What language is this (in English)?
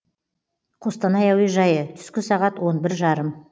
Kazakh